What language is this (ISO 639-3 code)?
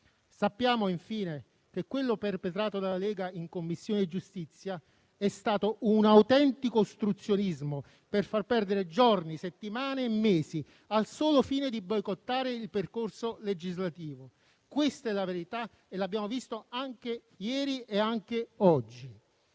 ita